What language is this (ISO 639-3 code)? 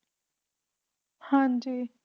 pan